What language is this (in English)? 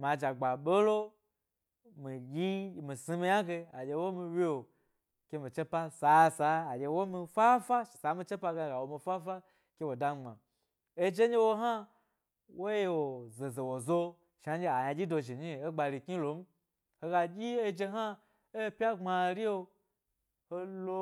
Gbari